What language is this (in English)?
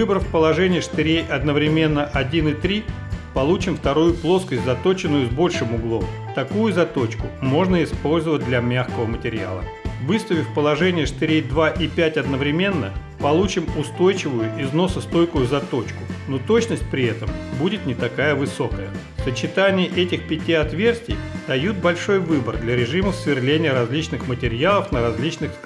Russian